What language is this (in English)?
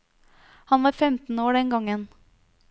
Norwegian